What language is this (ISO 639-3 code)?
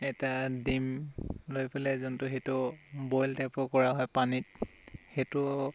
asm